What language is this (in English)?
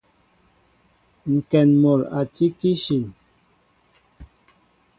Mbo (Cameroon)